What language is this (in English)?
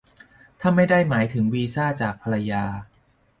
Thai